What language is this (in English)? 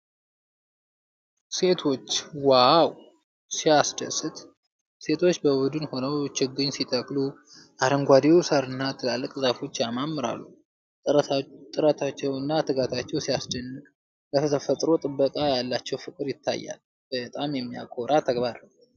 Amharic